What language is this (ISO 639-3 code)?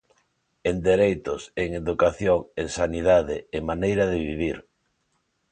glg